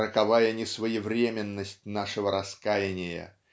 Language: Russian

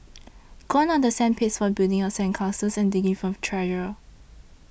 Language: English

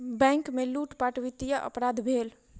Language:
Maithili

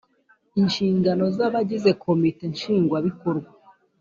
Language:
Kinyarwanda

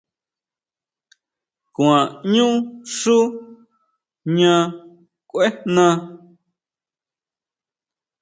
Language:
Huautla Mazatec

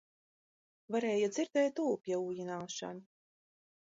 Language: Latvian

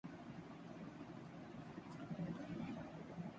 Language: Urdu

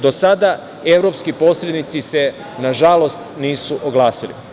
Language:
Serbian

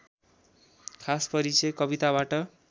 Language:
Nepali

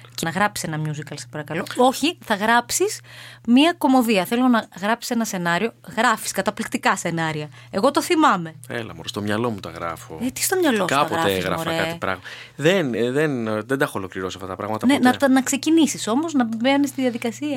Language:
Greek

